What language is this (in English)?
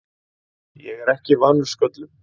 Icelandic